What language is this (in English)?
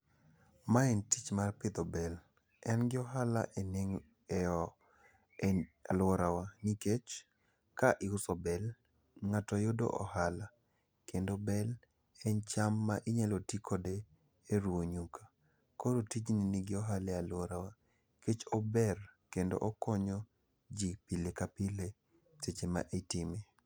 Luo (Kenya and Tanzania)